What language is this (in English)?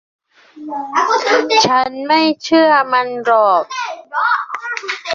Thai